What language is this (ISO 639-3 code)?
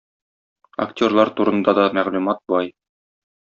tat